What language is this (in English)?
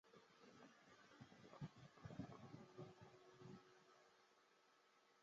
Chinese